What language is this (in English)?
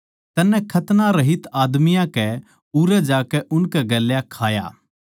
Haryanvi